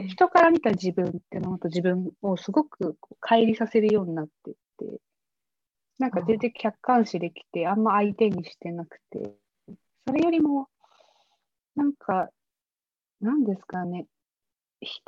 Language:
Japanese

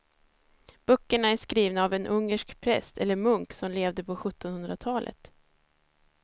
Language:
Swedish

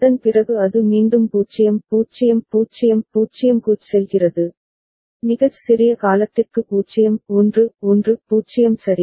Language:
Tamil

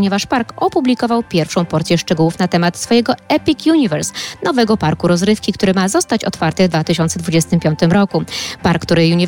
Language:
Polish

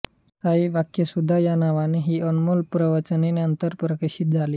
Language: Marathi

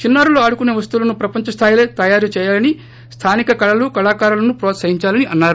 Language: Telugu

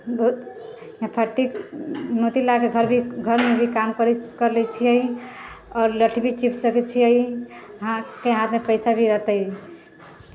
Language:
Maithili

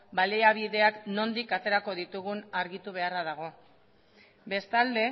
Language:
Basque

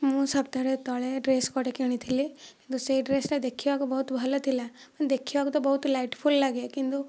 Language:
Odia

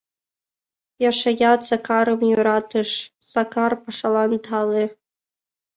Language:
Mari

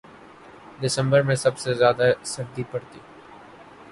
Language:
Urdu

